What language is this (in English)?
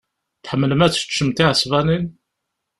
Kabyle